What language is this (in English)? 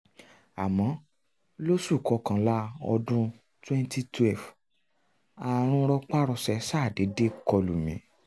Yoruba